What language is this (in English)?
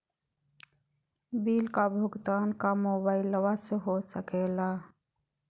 Magahi